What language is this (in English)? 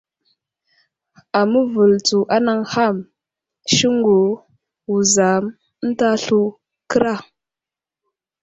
Wuzlam